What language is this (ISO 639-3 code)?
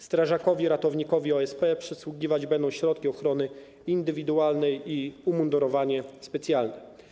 pol